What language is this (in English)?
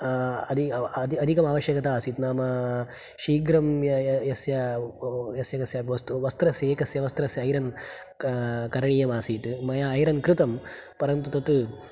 Sanskrit